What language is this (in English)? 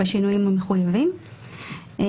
Hebrew